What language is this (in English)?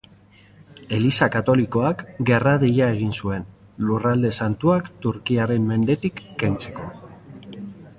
Basque